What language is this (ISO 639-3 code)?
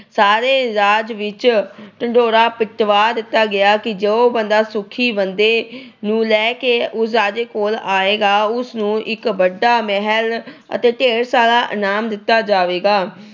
pan